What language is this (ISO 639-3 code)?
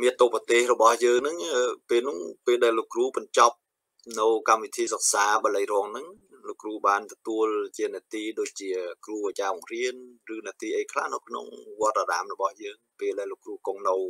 tha